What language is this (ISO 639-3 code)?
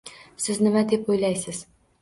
uzb